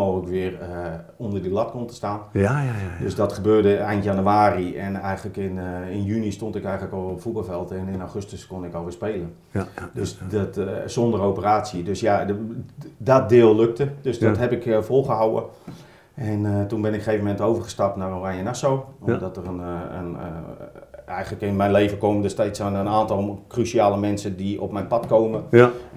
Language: Dutch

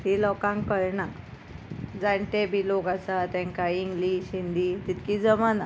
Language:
Konkani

